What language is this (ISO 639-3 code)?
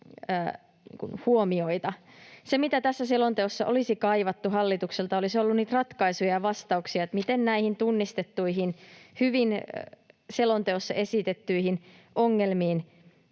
fin